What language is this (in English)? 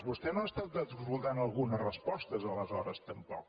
Catalan